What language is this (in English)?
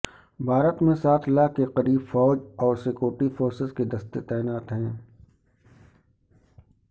Urdu